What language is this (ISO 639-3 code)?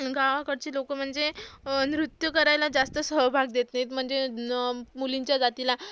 mar